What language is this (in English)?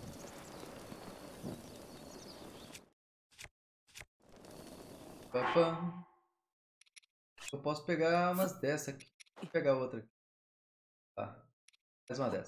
Portuguese